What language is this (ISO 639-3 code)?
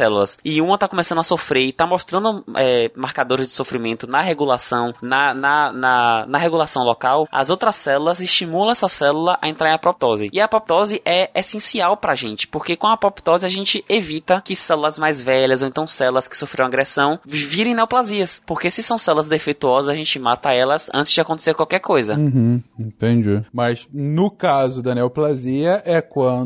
por